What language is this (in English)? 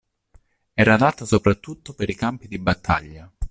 Italian